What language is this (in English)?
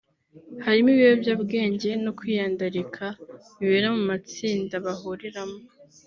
Kinyarwanda